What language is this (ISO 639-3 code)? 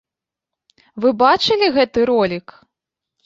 bel